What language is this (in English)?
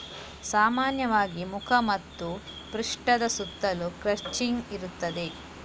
Kannada